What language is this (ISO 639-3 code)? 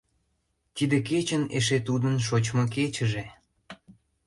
chm